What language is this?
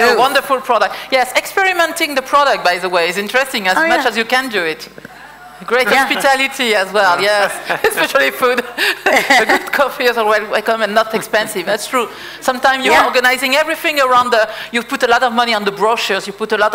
English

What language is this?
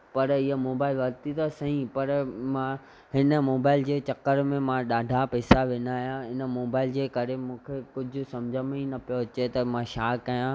Sindhi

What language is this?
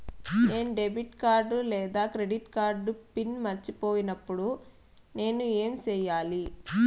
Telugu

